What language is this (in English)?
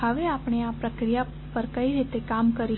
Gujarati